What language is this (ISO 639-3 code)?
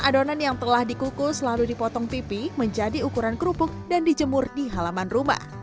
ind